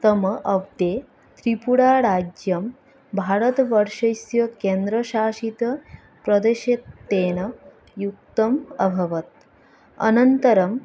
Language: Sanskrit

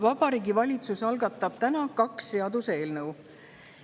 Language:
Estonian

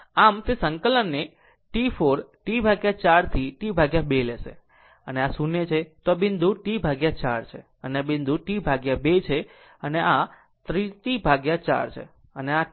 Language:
Gujarati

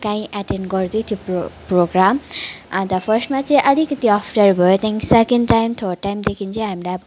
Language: Nepali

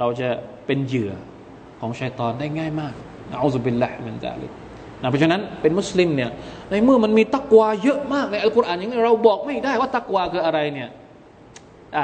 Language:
Thai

